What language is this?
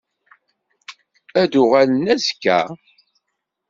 Kabyle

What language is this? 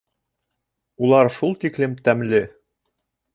Bashkir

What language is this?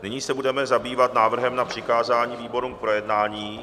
Czech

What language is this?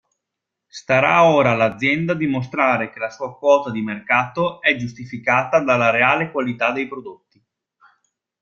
Italian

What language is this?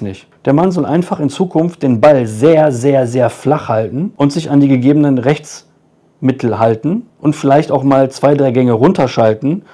German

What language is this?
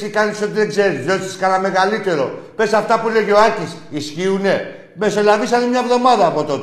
Greek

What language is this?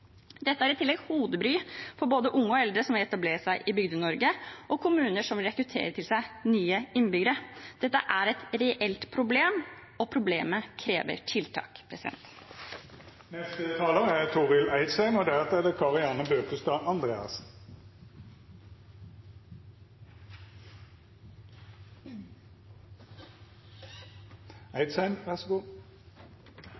Norwegian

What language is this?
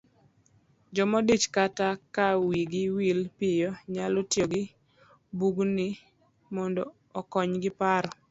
Luo (Kenya and Tanzania)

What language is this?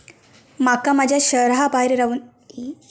Marathi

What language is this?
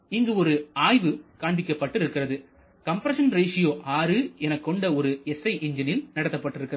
Tamil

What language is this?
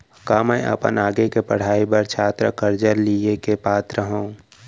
Chhattisgarhi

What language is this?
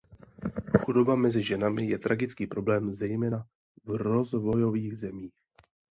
Czech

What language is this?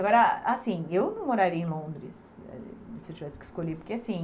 Portuguese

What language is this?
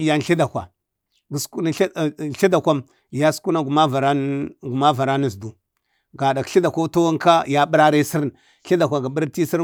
Bade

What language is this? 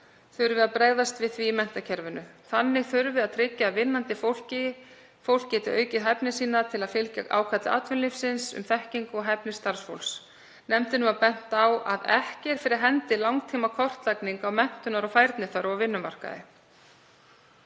Icelandic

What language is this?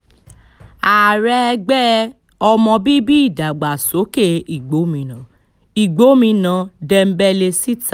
Yoruba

